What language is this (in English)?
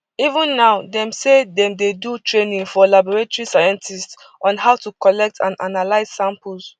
Nigerian Pidgin